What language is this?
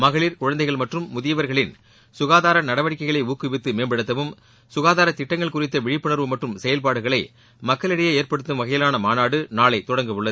Tamil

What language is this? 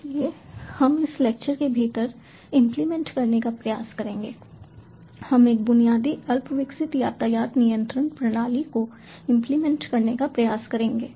Hindi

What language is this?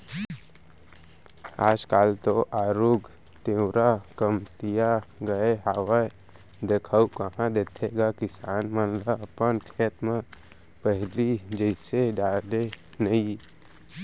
Chhattisgarhi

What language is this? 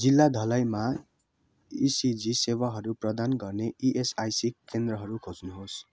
Nepali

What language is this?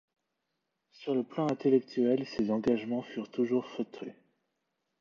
French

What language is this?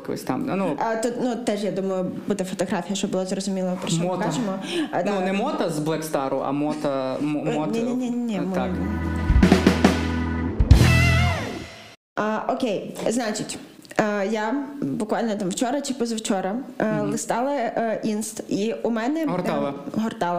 Ukrainian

